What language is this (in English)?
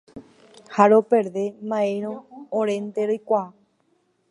Guarani